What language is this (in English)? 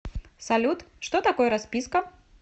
Russian